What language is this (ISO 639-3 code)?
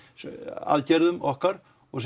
isl